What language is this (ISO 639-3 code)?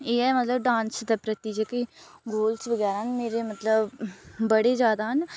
doi